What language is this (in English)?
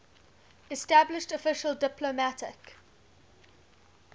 English